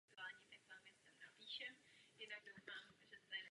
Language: Czech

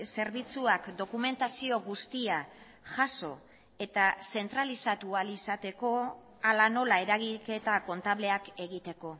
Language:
Basque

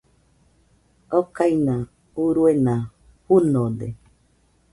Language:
Nüpode Huitoto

